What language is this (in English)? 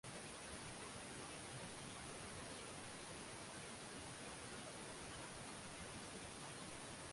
Swahili